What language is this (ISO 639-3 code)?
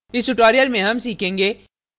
hin